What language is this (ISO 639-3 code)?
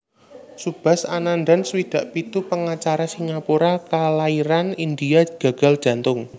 jav